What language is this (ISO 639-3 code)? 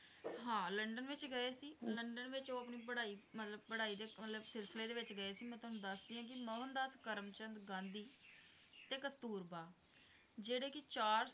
pan